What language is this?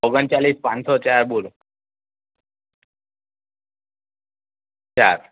Gujarati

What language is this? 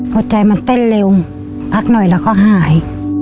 Thai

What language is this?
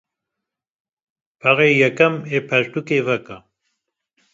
Kurdish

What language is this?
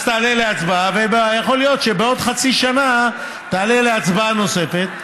Hebrew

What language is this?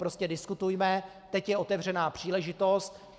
Czech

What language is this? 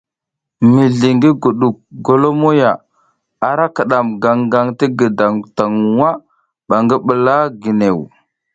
South Giziga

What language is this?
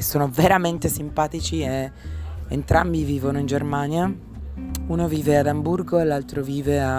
Italian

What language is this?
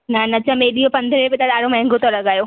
Sindhi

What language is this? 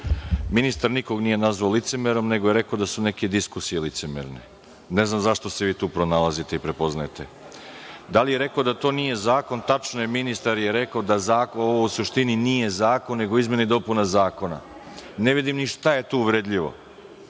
Serbian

